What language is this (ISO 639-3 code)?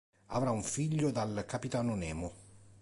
ita